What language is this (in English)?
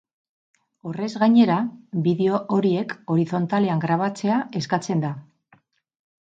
Basque